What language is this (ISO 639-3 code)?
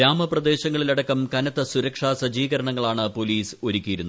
mal